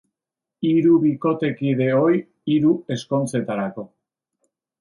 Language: Basque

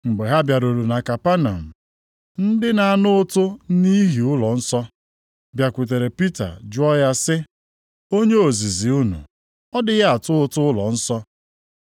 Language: Igbo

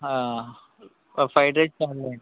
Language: Telugu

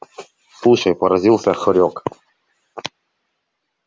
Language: Russian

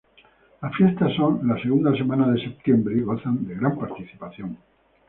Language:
Spanish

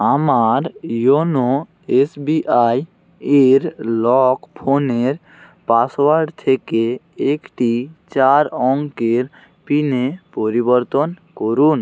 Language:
Bangla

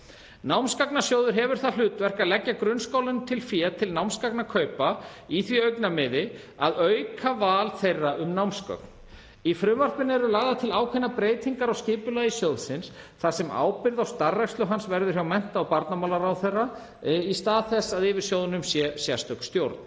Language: Icelandic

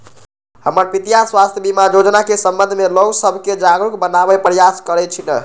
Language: Magahi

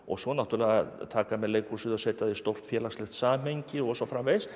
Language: Icelandic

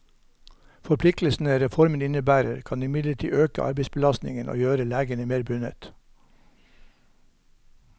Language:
Norwegian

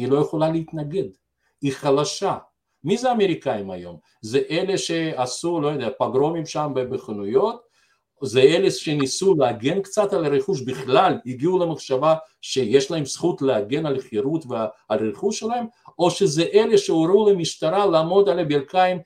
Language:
Hebrew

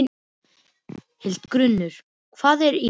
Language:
Icelandic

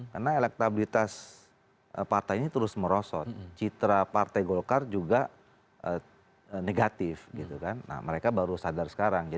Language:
Indonesian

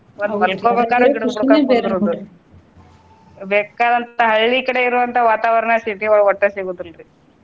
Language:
Kannada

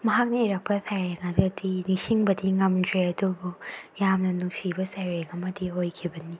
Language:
Manipuri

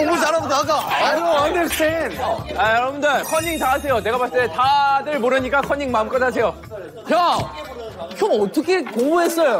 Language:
Korean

